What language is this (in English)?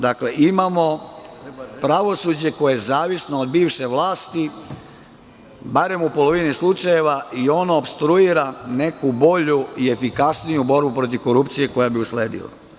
Serbian